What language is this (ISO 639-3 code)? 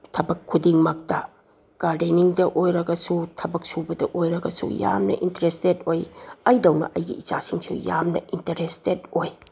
mni